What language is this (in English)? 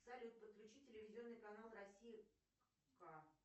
Russian